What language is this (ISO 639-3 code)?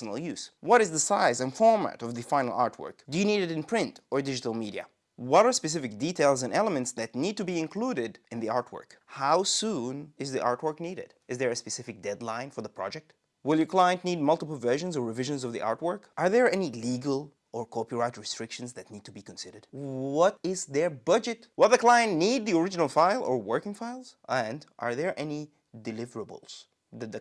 eng